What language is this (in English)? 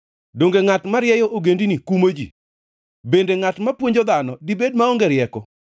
Luo (Kenya and Tanzania)